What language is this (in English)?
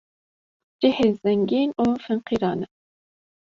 Kurdish